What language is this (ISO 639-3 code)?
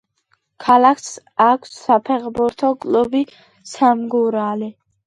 kat